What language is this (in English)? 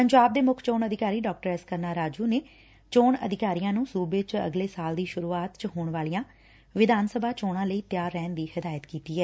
Punjabi